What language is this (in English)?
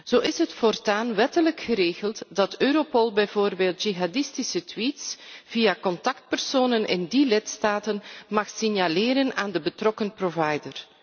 Dutch